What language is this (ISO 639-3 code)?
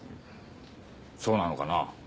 jpn